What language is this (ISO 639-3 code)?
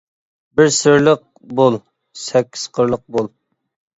uig